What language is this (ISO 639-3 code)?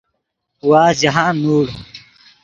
ydg